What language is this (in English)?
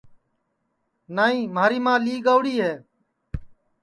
Sansi